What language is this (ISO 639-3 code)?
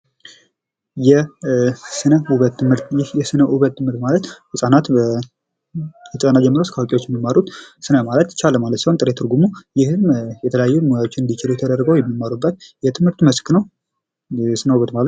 amh